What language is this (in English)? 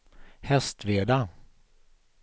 Swedish